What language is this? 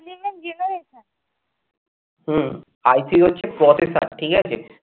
Bangla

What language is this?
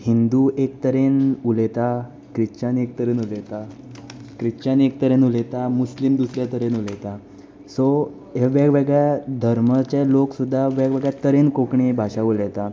Konkani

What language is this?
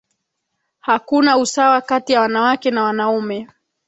Swahili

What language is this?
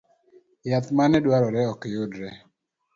Luo (Kenya and Tanzania)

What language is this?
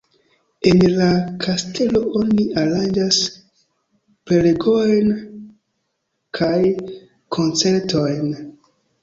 Esperanto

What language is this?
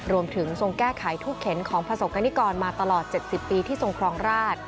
Thai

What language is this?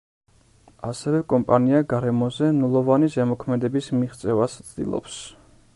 Georgian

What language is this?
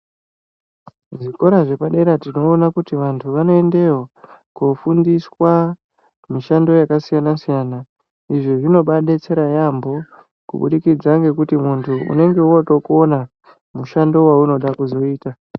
Ndau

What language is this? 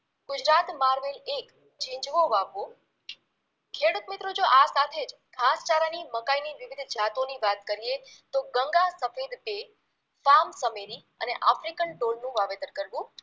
Gujarati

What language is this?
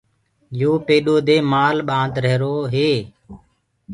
Gurgula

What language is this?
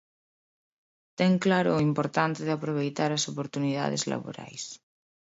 Galician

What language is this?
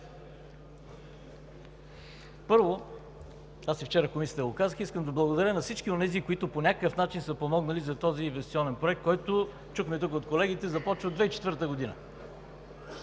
Bulgarian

